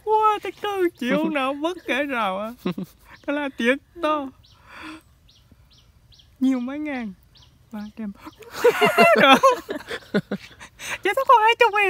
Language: Vietnamese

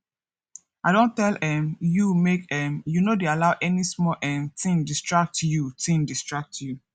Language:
Nigerian Pidgin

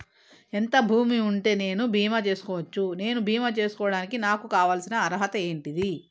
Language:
Telugu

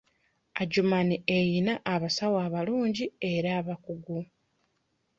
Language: Ganda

